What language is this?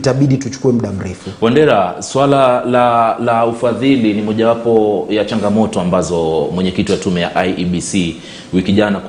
Swahili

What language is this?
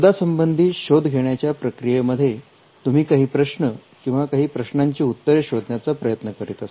Marathi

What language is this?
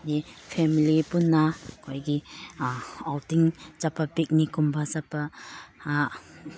Manipuri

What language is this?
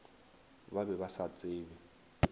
Northern Sotho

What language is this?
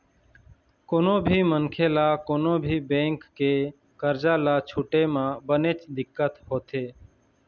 Chhattisgarhi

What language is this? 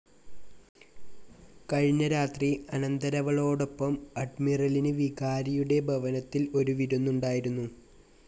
Malayalam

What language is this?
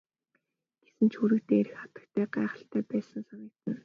Mongolian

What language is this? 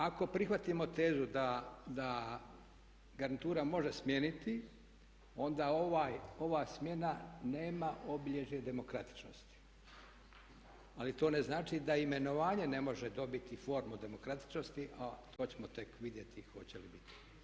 Croatian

